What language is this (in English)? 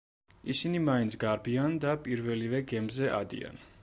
Georgian